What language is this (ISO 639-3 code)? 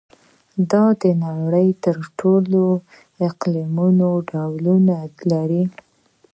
pus